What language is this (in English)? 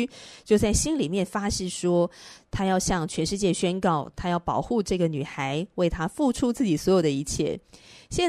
Chinese